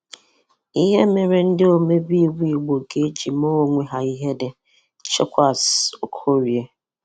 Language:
Igbo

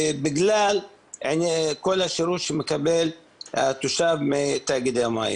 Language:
Hebrew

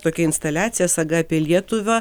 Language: Lithuanian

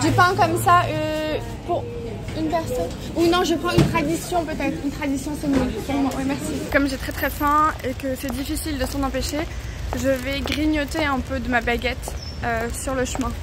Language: French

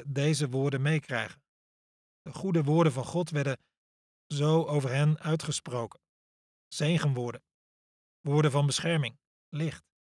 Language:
Dutch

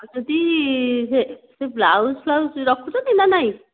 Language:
Odia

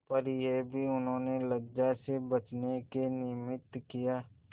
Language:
Hindi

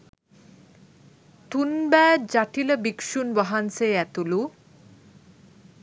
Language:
Sinhala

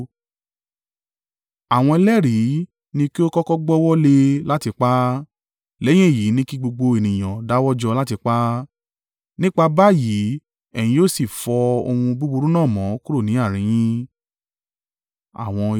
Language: Yoruba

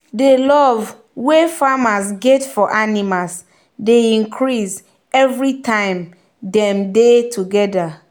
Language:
Nigerian Pidgin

